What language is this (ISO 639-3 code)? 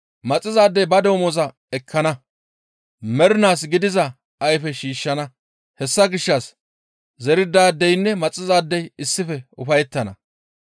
gmv